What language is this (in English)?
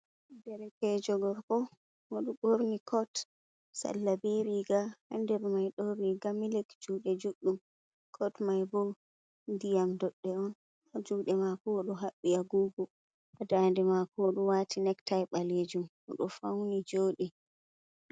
Fula